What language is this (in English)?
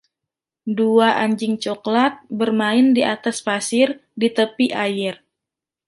Indonesian